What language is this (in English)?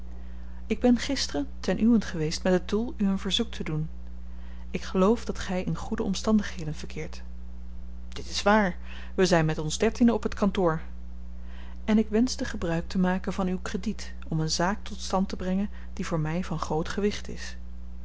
Dutch